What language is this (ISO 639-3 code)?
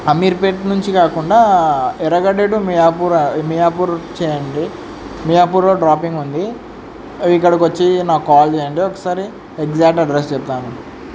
tel